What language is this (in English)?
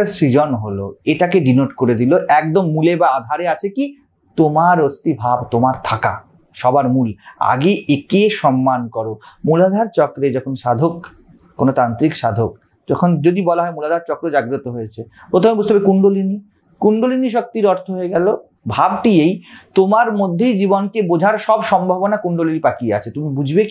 Hindi